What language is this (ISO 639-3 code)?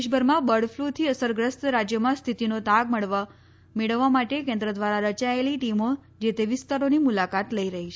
guj